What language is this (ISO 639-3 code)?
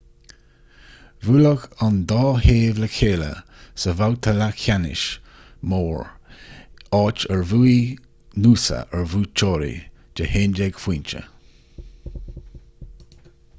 gle